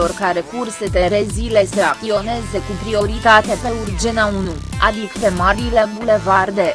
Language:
Romanian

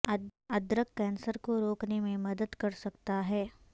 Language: Urdu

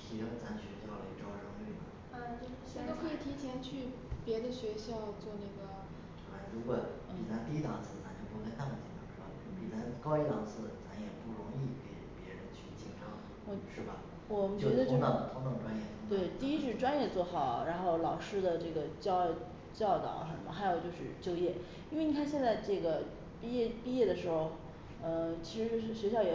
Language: Chinese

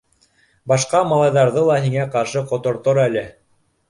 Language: Bashkir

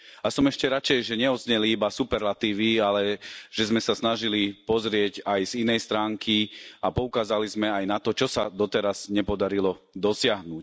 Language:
Slovak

